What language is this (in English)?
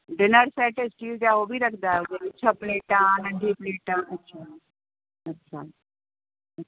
Sindhi